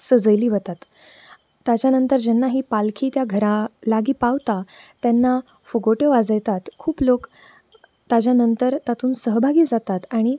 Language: Konkani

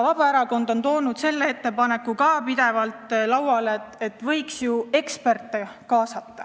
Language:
Estonian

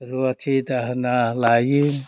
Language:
Bodo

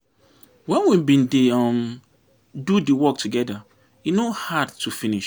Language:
Nigerian Pidgin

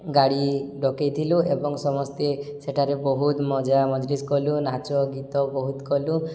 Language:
Odia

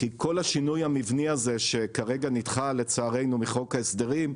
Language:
Hebrew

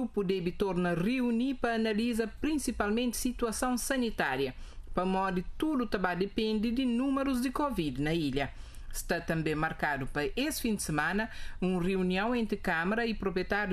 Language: Portuguese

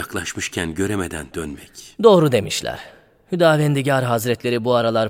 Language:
Turkish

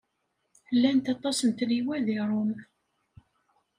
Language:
Kabyle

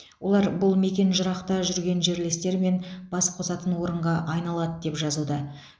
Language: Kazakh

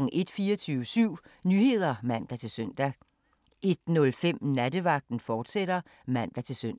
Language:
Danish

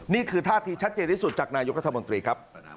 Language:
Thai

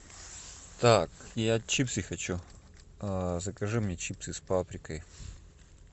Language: Russian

